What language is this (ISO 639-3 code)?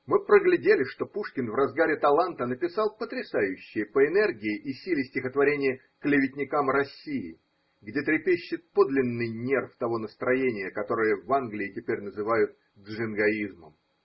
rus